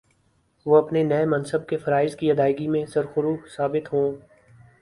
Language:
Urdu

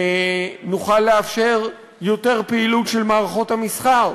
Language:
Hebrew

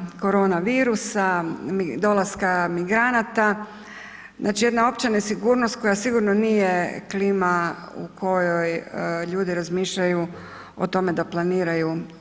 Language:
Croatian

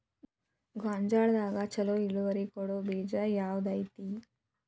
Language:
Kannada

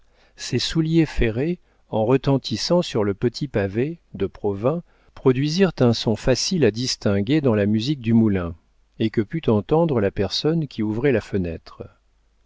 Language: French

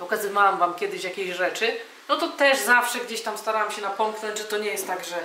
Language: Polish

